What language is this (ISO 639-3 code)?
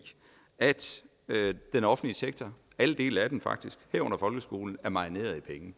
dan